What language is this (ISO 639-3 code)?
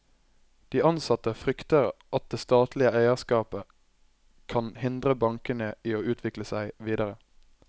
nor